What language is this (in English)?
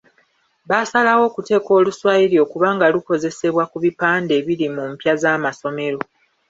Ganda